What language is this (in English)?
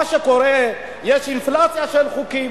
Hebrew